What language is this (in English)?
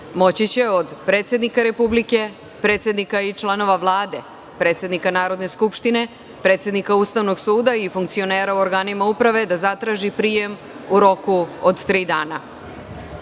Serbian